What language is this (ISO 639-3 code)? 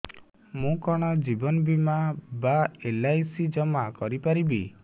ori